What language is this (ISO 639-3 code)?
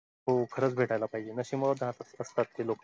mar